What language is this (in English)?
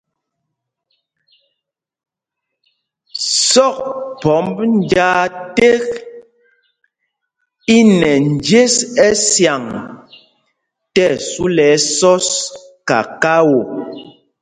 Mpumpong